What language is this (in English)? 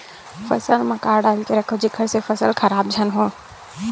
Chhattisgarhi